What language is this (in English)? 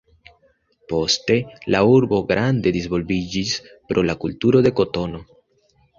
Esperanto